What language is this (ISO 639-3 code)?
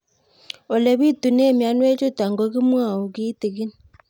kln